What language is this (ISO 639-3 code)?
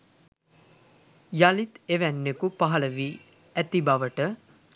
sin